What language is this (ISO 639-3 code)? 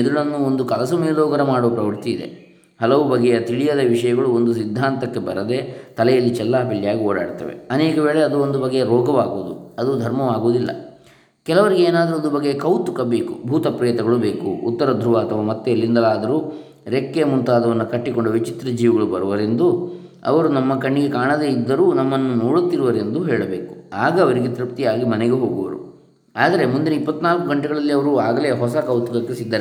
kan